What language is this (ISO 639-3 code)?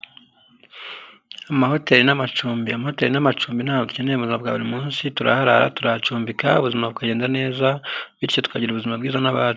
kin